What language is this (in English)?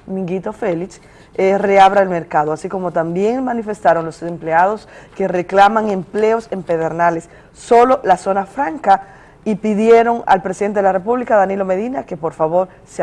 Spanish